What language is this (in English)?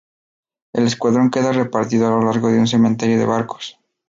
Spanish